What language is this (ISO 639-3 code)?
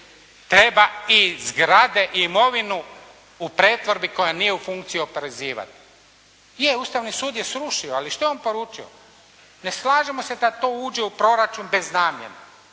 hrv